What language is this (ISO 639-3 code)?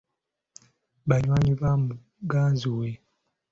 lug